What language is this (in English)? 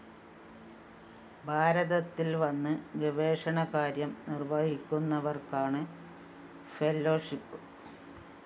Malayalam